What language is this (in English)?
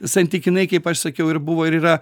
Lithuanian